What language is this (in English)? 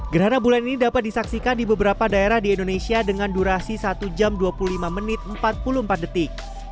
Indonesian